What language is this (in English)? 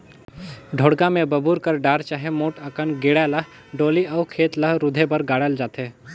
Chhattisgarhi